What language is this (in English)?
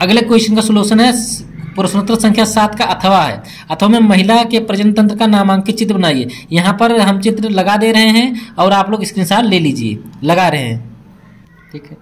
Hindi